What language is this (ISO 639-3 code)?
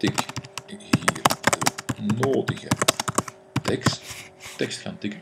nld